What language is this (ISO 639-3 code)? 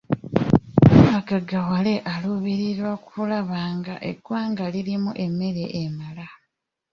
lug